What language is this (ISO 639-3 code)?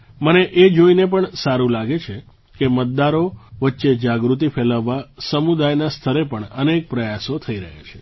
guj